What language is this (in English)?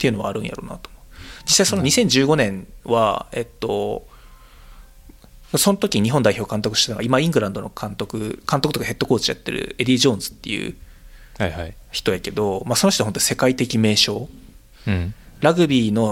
Japanese